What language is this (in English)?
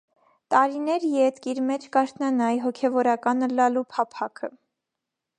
Armenian